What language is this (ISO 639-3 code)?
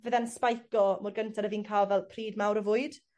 cym